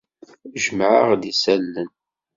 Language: Kabyle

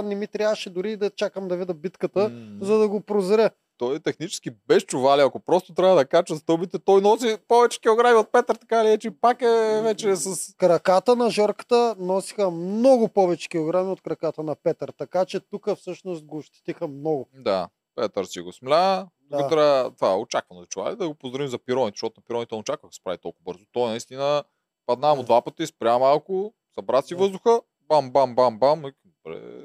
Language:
Bulgarian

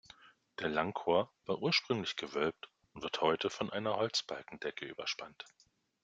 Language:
German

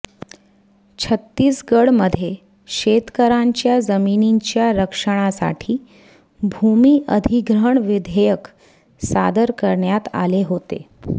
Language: Marathi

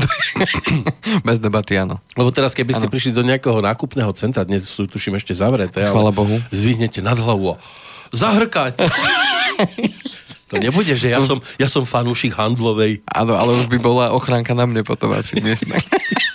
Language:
Slovak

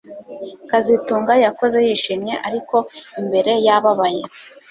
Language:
Kinyarwanda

